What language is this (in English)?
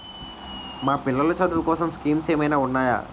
Telugu